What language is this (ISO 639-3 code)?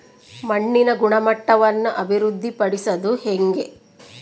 kan